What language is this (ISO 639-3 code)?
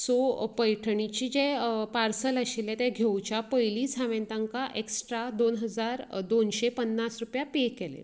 kok